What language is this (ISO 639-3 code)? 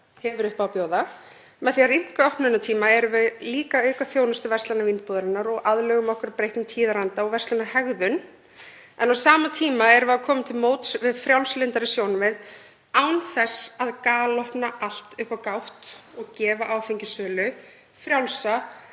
isl